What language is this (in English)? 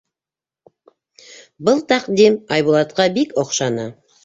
Bashkir